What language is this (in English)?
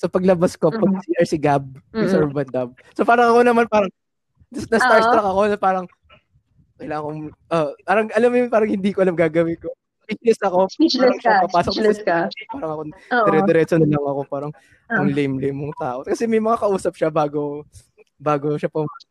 Filipino